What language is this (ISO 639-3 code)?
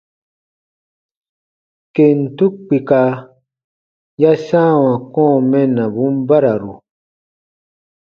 bba